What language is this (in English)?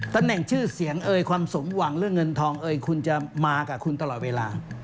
Thai